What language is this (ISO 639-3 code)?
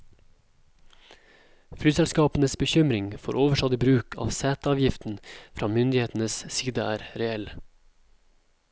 nor